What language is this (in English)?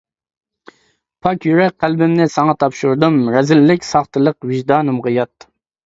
Uyghur